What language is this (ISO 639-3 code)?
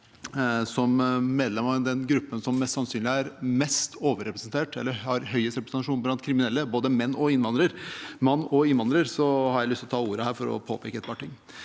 nor